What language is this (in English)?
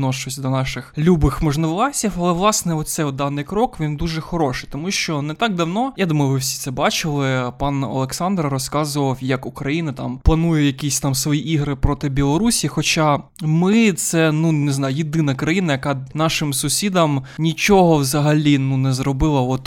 Ukrainian